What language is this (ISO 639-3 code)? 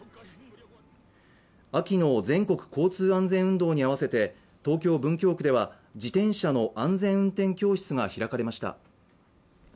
jpn